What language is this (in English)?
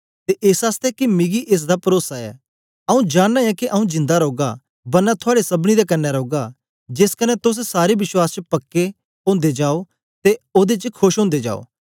Dogri